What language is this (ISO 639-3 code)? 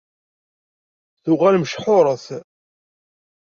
kab